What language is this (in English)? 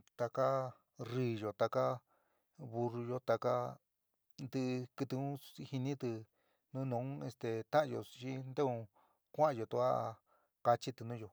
San Miguel El Grande Mixtec